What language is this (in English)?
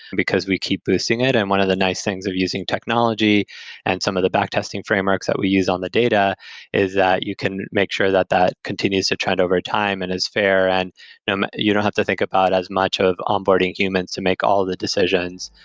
English